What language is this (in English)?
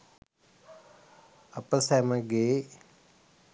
Sinhala